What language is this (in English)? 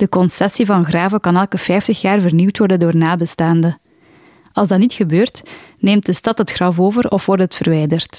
Dutch